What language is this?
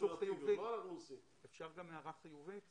Hebrew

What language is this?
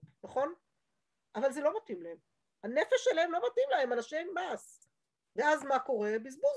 Hebrew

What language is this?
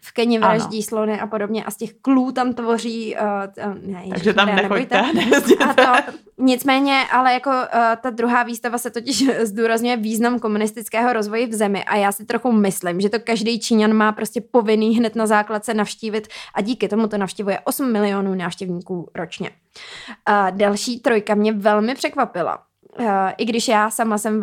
Czech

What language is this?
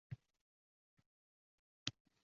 Uzbek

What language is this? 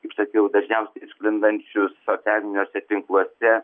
Lithuanian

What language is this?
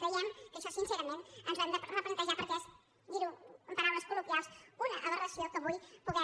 Catalan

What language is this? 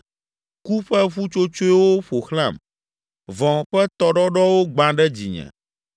Ewe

